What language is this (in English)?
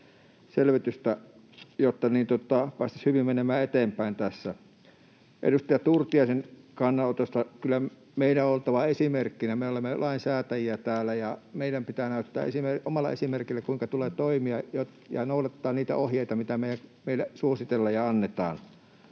Finnish